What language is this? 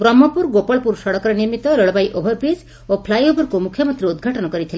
Odia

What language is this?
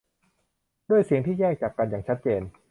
Thai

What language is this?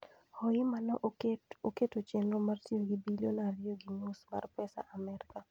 Luo (Kenya and Tanzania)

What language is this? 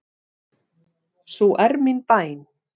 Icelandic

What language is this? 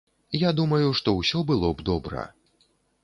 Belarusian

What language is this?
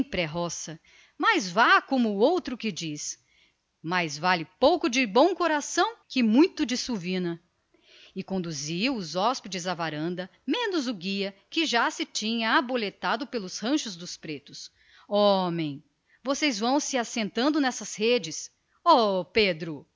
Portuguese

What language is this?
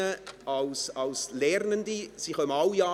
Swiss German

